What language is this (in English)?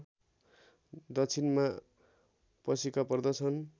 Nepali